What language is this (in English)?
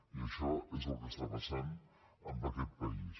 Catalan